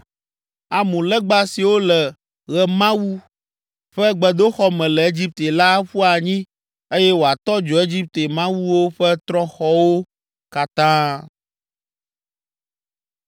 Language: Ewe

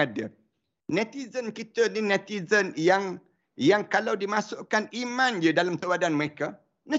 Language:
Malay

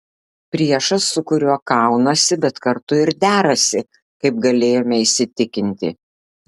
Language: Lithuanian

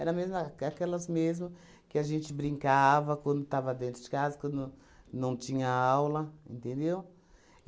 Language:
Portuguese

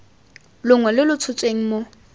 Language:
Tswana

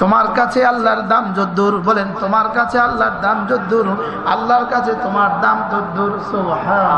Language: Bangla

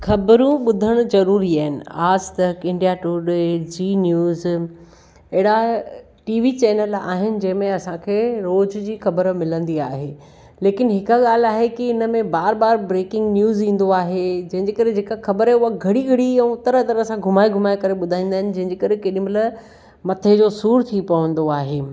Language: Sindhi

